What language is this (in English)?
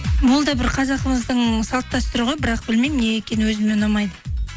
Kazakh